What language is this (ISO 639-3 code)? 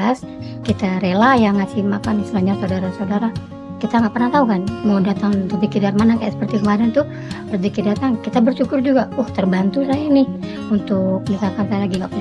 ind